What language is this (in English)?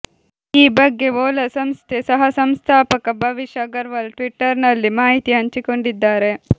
Kannada